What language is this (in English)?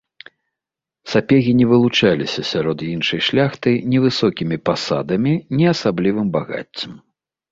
Belarusian